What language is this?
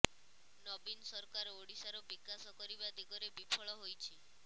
Odia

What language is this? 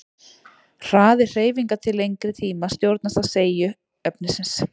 Icelandic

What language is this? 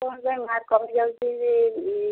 Odia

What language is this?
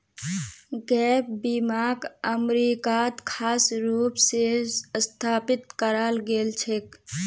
Magahi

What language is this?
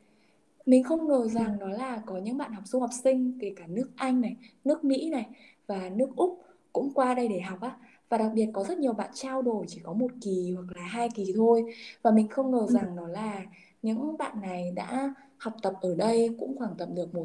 Vietnamese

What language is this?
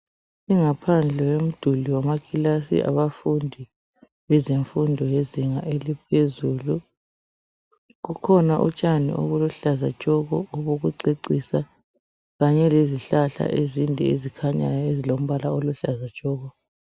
North Ndebele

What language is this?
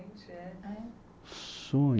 Portuguese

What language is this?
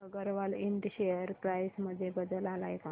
Marathi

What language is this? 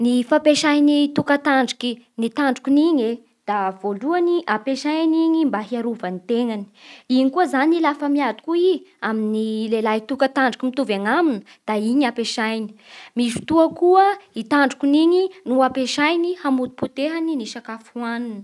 Bara Malagasy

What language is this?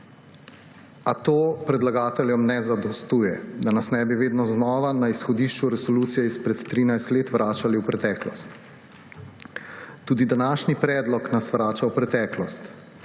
Slovenian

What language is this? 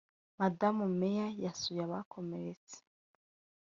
Kinyarwanda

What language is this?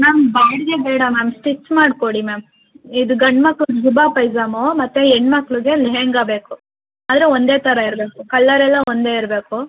Kannada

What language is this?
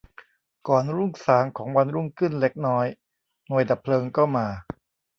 Thai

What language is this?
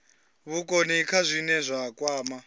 Venda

